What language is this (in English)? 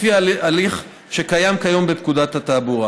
Hebrew